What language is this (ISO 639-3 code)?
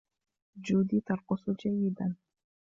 ara